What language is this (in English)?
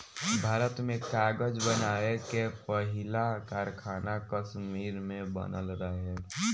Bhojpuri